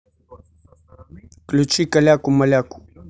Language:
Russian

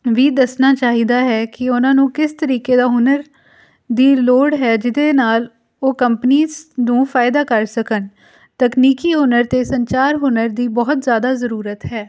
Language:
Punjabi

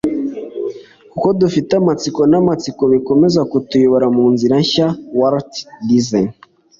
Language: Kinyarwanda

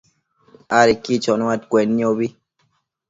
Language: Matsés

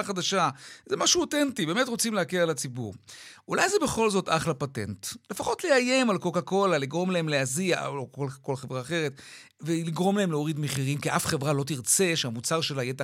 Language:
Hebrew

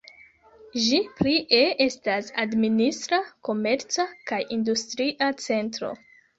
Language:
Esperanto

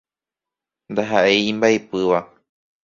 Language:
Guarani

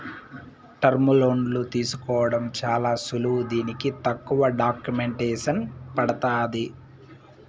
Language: Telugu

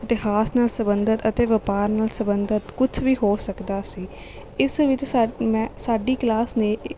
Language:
Punjabi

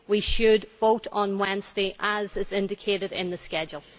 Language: English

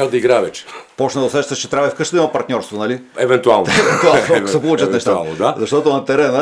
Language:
Bulgarian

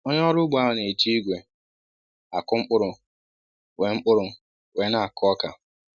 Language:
Igbo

